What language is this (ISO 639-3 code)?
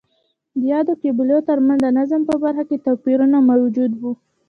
pus